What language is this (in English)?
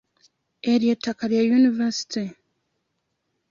Ganda